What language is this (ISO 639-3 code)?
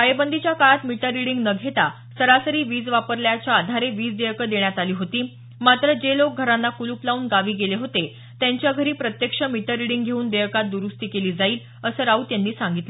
mar